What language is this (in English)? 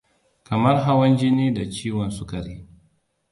Hausa